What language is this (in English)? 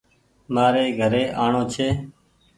Goaria